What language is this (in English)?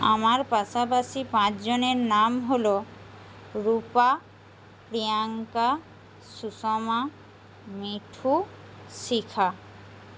Bangla